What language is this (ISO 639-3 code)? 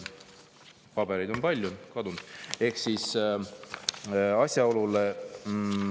est